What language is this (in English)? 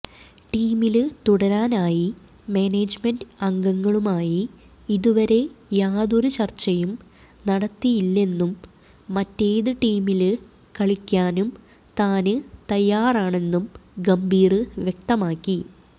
Malayalam